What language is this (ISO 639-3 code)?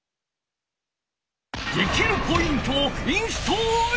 jpn